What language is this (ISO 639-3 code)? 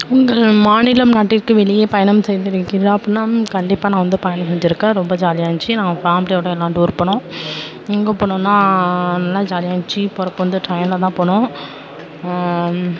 tam